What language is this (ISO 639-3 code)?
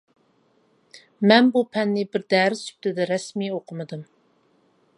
uig